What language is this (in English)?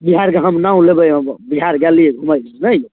Maithili